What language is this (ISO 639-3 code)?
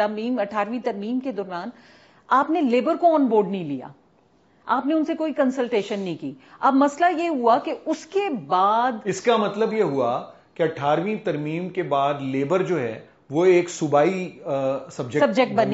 urd